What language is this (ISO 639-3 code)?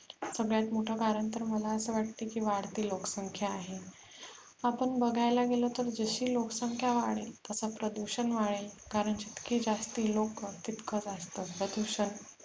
mar